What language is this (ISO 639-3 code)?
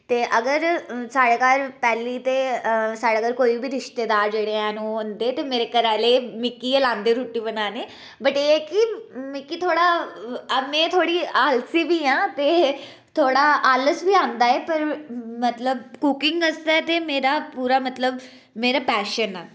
doi